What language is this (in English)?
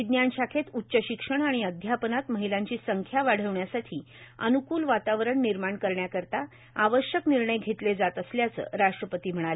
Marathi